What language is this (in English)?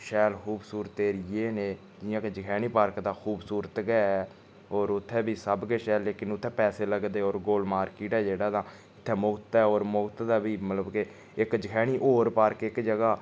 Dogri